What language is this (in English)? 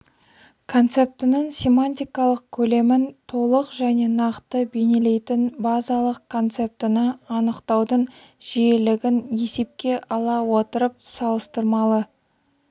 Kazakh